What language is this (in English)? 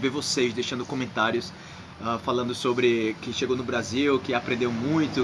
Portuguese